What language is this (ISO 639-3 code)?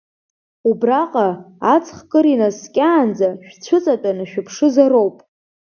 abk